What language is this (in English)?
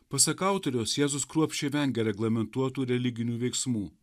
Lithuanian